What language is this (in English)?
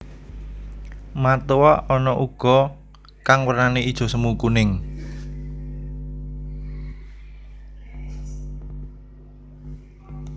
Javanese